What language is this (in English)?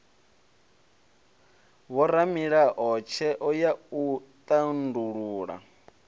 Venda